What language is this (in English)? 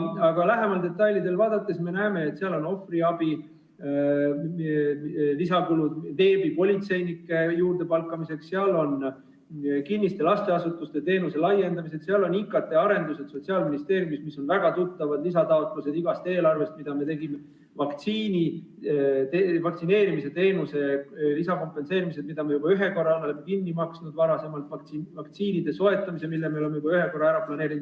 Estonian